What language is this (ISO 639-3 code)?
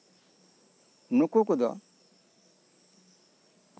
sat